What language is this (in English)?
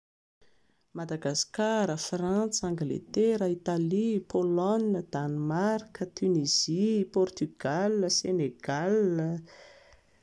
Malagasy